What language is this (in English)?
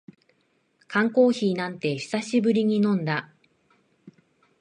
Japanese